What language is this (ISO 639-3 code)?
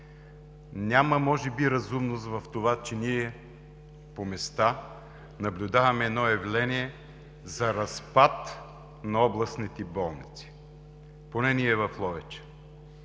bul